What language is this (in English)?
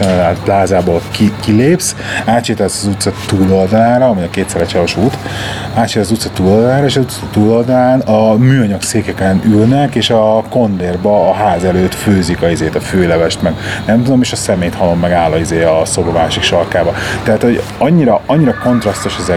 Hungarian